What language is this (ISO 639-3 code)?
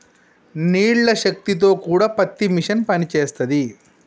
tel